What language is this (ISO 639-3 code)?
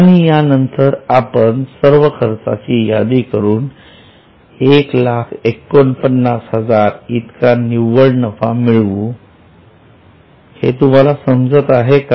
mar